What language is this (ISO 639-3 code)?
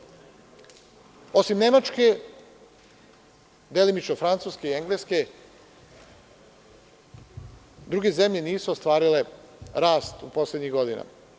srp